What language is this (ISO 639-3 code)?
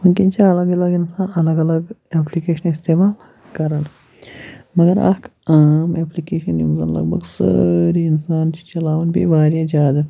kas